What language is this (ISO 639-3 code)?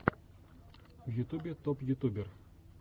rus